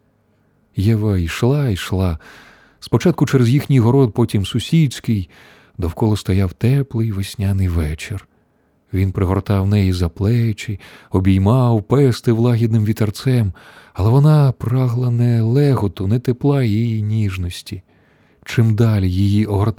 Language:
Ukrainian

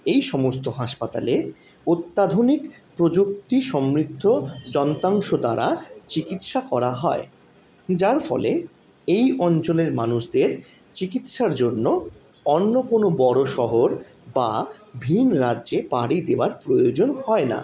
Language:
Bangla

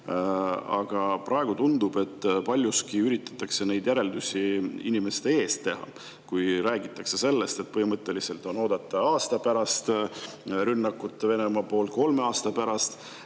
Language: Estonian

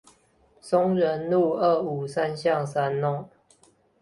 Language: Chinese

